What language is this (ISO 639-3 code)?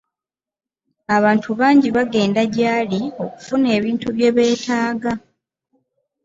lug